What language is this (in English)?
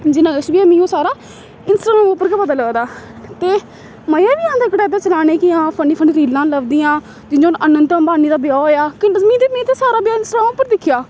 Dogri